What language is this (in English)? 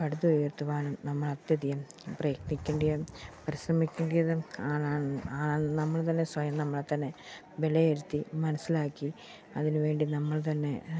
Malayalam